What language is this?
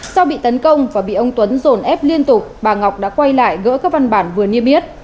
Vietnamese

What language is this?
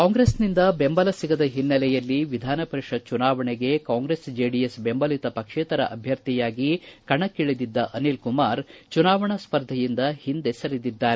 Kannada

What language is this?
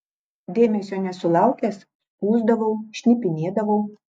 Lithuanian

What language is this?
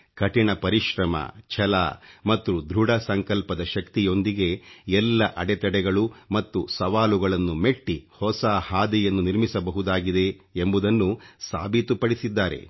Kannada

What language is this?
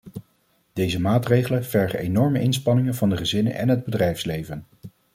Dutch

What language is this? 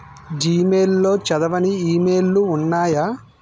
Telugu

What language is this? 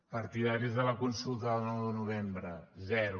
Catalan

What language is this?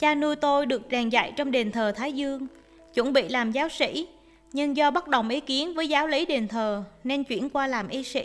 Vietnamese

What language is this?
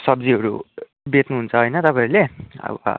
Nepali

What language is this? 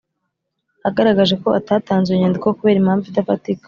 Kinyarwanda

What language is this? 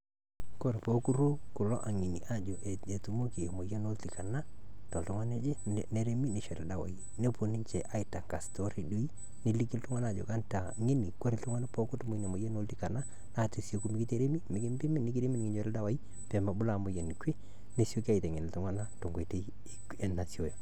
Masai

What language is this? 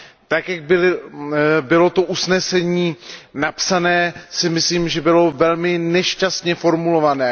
Czech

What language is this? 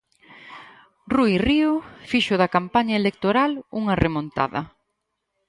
Galician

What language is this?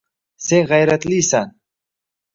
Uzbek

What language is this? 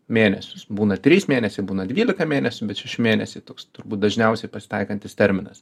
Lithuanian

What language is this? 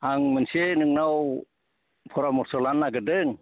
Bodo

